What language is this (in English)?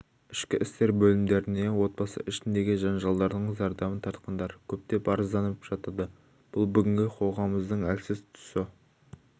Kazakh